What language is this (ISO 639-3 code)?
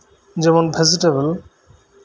sat